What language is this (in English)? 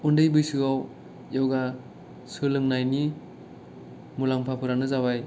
Bodo